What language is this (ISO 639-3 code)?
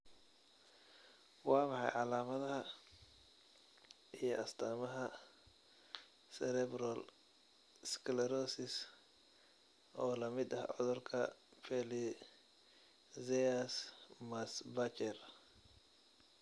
som